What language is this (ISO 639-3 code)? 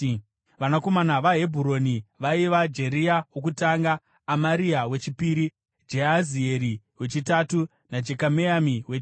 sna